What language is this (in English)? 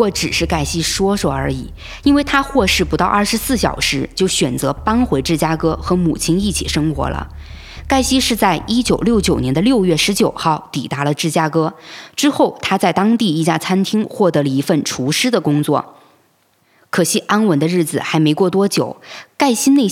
Chinese